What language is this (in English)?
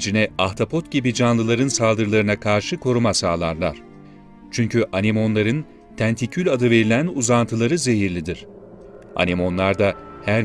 Turkish